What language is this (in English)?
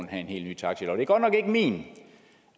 Danish